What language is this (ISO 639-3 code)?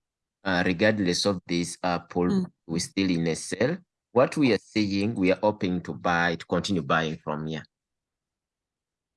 eng